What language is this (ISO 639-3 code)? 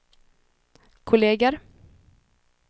swe